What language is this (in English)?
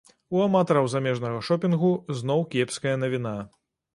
Belarusian